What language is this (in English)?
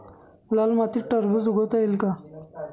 Marathi